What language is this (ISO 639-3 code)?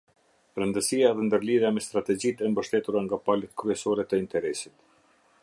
sqi